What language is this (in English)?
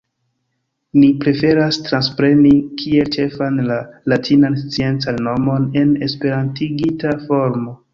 Esperanto